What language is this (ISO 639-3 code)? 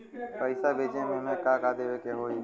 bho